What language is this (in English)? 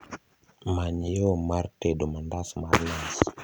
Luo (Kenya and Tanzania)